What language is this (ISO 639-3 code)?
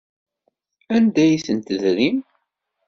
kab